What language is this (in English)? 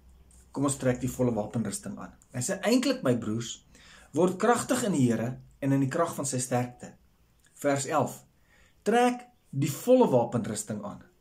Dutch